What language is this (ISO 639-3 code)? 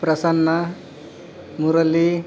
kan